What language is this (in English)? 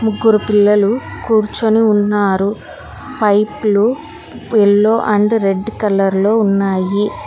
Telugu